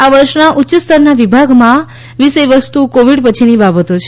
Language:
Gujarati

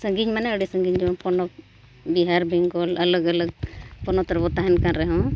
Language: Santali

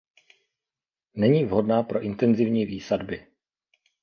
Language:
Czech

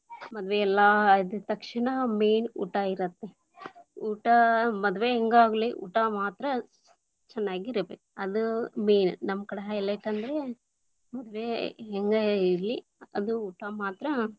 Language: Kannada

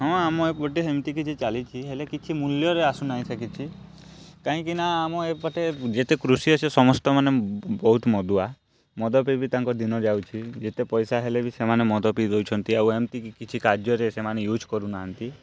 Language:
Odia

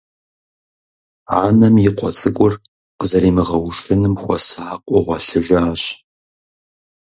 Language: Kabardian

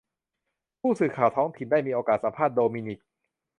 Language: Thai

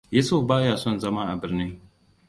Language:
Hausa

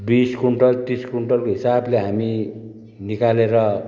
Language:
Nepali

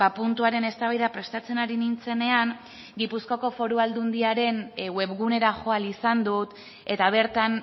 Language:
Basque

